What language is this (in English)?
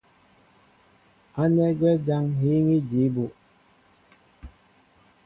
Mbo (Cameroon)